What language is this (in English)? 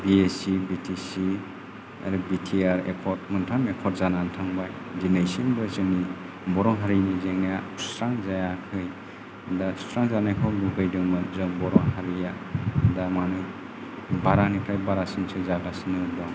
Bodo